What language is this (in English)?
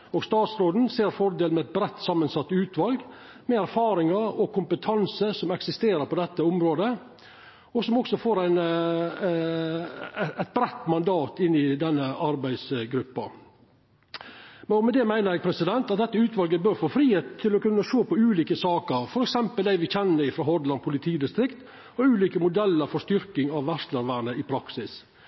Norwegian Nynorsk